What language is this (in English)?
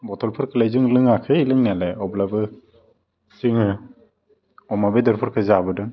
Bodo